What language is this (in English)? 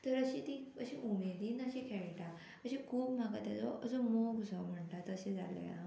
Konkani